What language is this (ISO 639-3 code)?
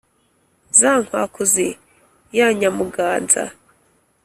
kin